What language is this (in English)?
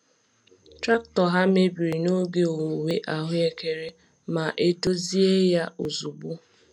Igbo